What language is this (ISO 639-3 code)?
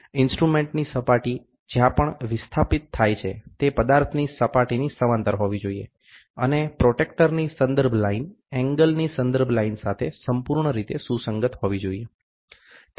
guj